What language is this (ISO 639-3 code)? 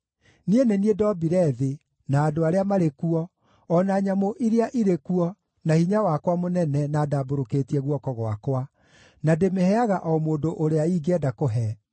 kik